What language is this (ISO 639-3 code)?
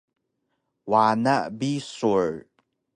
trv